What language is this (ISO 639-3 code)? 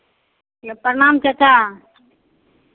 mai